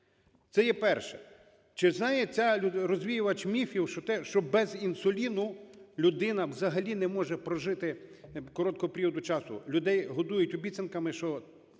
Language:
Ukrainian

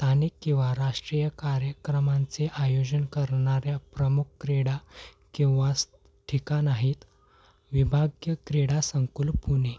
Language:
Marathi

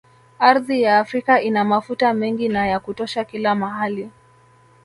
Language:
Swahili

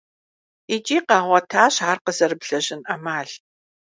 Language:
Kabardian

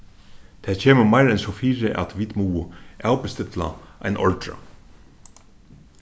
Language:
Faroese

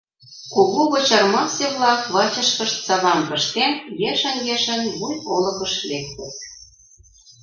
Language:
Mari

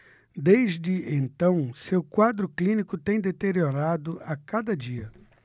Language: Portuguese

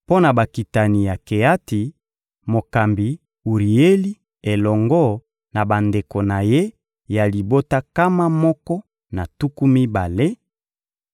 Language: Lingala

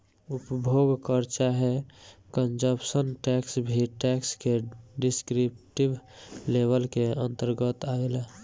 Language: Bhojpuri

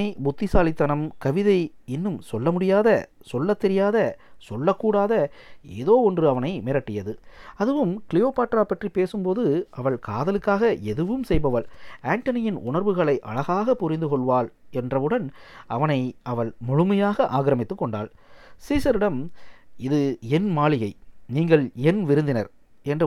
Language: Tamil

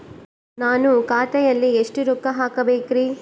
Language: Kannada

